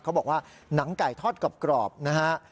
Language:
Thai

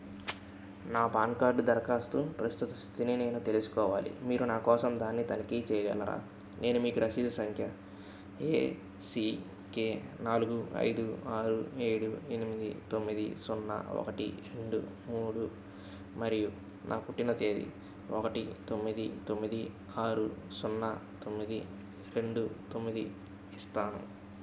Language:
Telugu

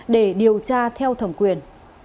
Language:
Vietnamese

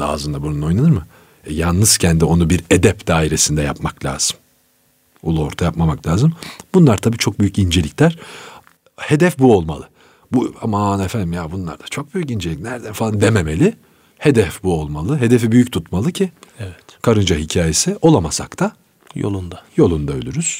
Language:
Turkish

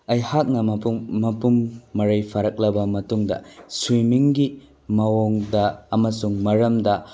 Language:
Manipuri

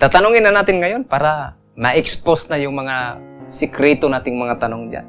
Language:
Filipino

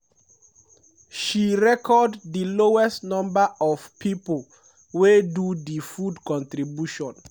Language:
Nigerian Pidgin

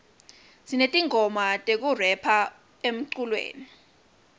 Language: Swati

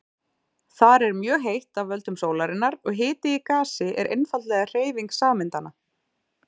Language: Icelandic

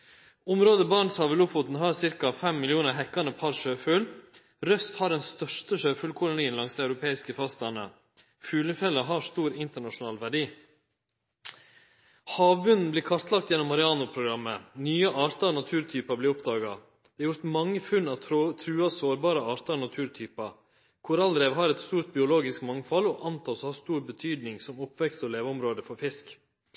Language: Norwegian Nynorsk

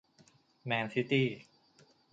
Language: Thai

